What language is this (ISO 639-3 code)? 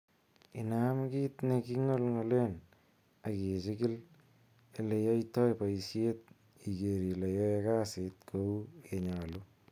kln